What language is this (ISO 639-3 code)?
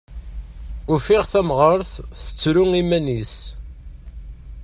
kab